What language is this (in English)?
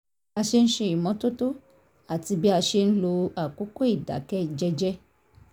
Yoruba